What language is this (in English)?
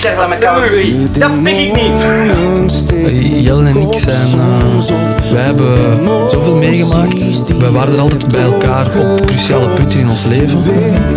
Dutch